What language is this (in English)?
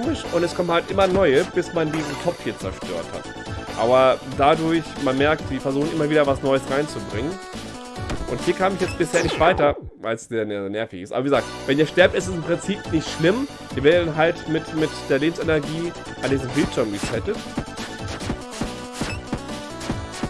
German